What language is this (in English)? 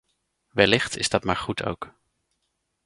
Dutch